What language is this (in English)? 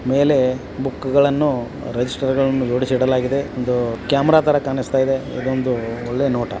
Kannada